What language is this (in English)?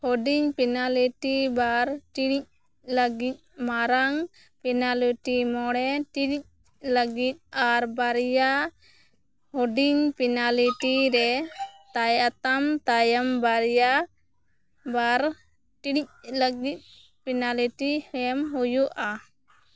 Santali